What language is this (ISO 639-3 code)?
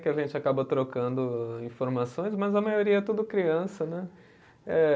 por